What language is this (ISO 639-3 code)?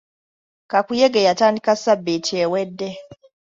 lug